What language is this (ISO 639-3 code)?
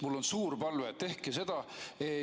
est